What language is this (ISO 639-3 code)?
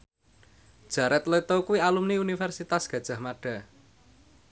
jav